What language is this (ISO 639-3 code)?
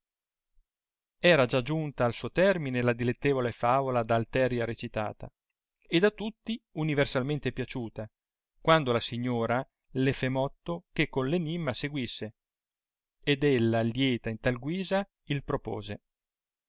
ita